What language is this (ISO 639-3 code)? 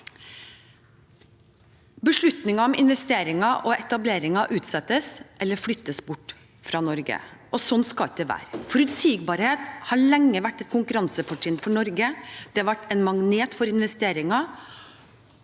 nor